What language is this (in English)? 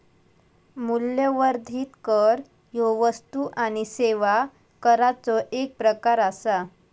Marathi